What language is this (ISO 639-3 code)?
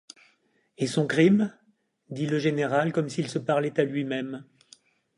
fra